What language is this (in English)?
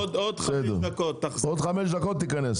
Hebrew